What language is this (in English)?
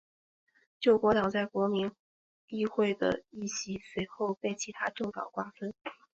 Chinese